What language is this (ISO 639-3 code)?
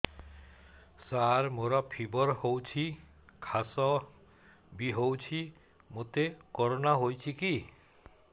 ori